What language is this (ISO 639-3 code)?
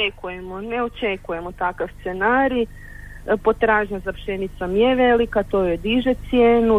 hrv